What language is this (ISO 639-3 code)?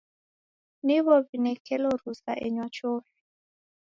dav